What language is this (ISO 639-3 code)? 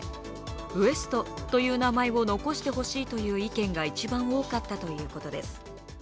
jpn